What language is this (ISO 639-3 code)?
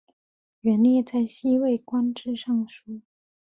zho